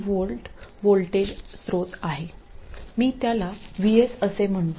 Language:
Marathi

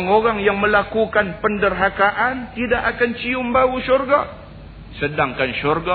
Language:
Malay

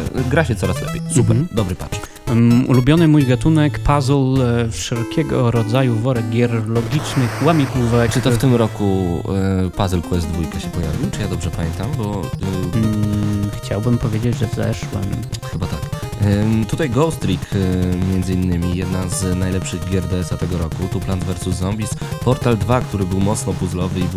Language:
Polish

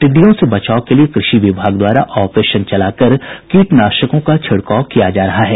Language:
Hindi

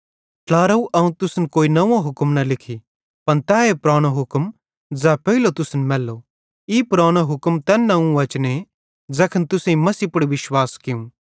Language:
Bhadrawahi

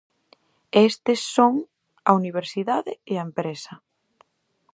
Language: Galician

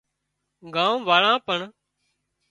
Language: Wadiyara Koli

